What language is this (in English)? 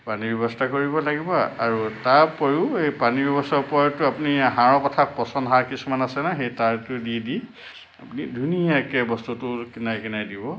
Assamese